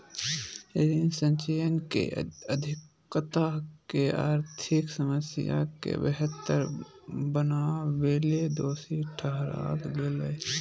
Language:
Magahi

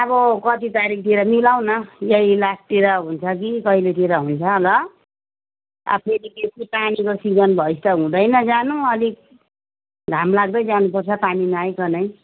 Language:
Nepali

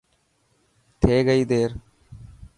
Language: Dhatki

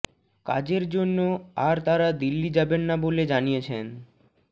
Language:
Bangla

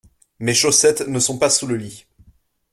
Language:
French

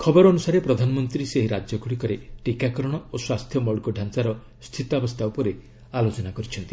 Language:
Odia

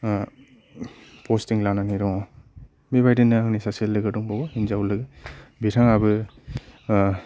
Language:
Bodo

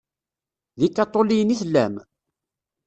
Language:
Kabyle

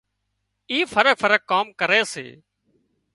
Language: Wadiyara Koli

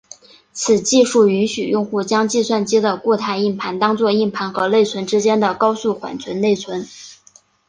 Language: Chinese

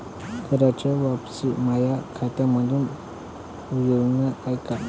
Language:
Marathi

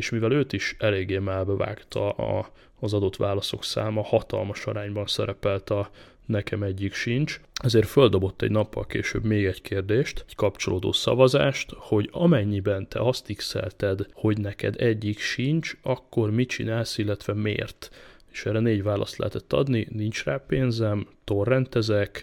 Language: Hungarian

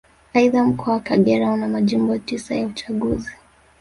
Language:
Swahili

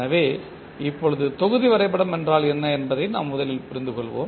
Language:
Tamil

